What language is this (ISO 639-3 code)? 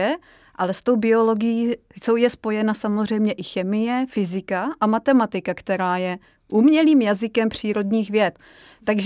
ces